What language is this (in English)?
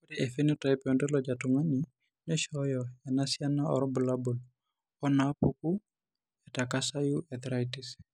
Masai